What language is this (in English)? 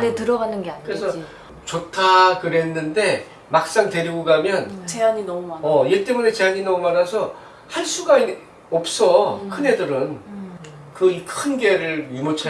Korean